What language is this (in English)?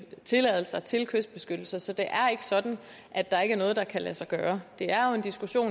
Danish